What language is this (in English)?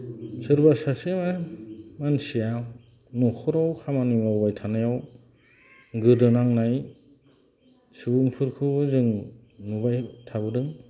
Bodo